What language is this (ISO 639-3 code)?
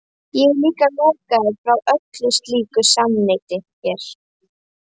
isl